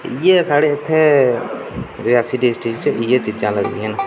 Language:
Dogri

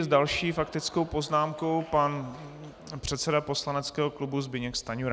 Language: Czech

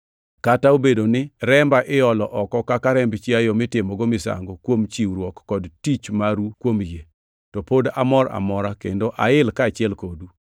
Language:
Luo (Kenya and Tanzania)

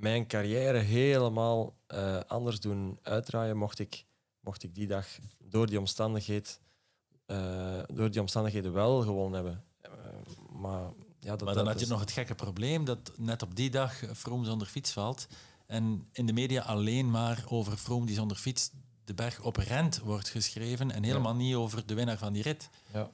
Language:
Dutch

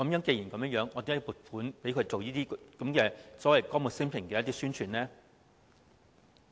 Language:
Cantonese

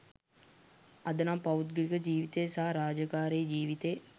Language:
Sinhala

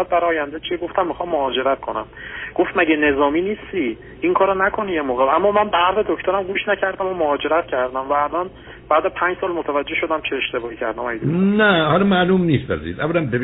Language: Persian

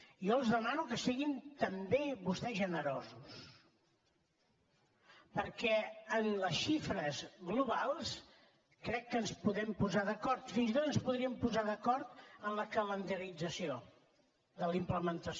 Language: Catalan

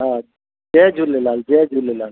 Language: Sindhi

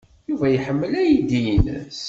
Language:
Kabyle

